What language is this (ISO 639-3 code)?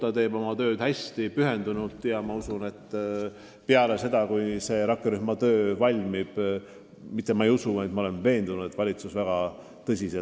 est